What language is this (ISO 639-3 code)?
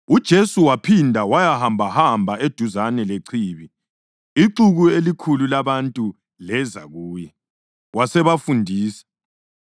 nde